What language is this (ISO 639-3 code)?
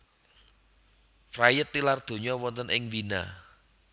jav